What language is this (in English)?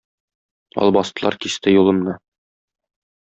Tatar